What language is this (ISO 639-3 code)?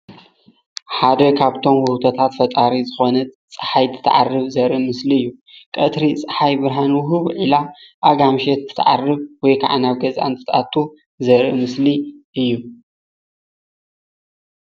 tir